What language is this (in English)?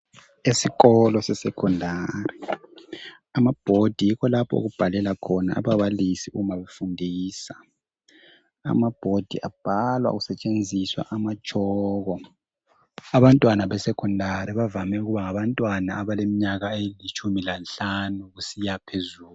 North Ndebele